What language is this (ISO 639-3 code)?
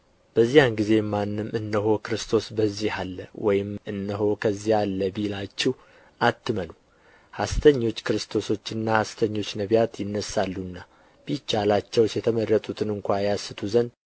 amh